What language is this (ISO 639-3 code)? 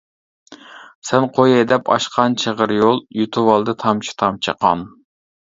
uig